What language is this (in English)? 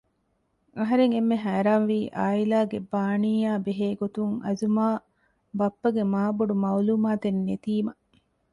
Divehi